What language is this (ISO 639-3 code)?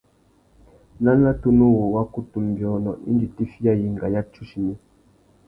bag